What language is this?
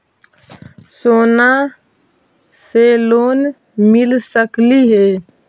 Magahi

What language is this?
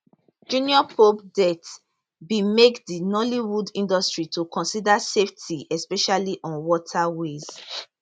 Nigerian Pidgin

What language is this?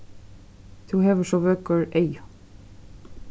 Faroese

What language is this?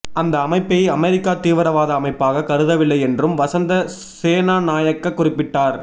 Tamil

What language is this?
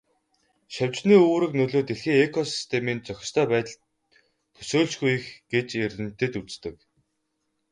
Mongolian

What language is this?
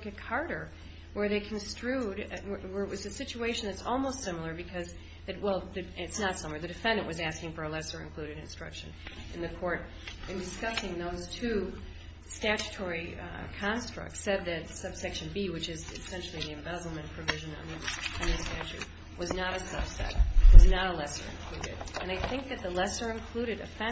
English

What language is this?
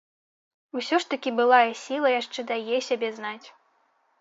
Belarusian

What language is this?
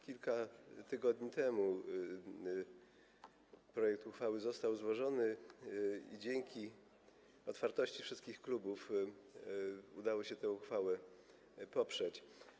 Polish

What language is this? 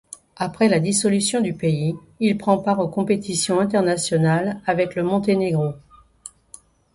French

